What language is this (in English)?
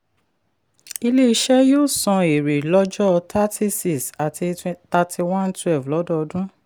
Yoruba